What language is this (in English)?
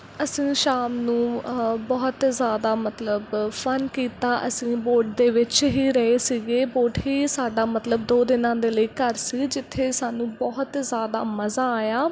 Punjabi